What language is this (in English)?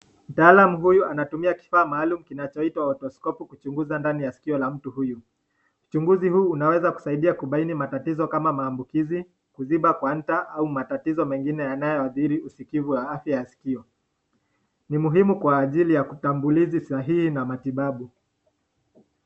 Swahili